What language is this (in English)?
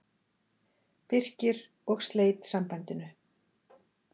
Icelandic